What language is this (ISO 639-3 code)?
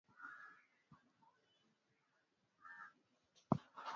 swa